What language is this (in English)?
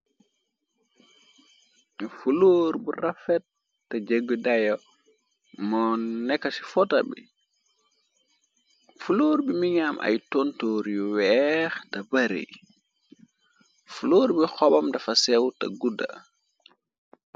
Wolof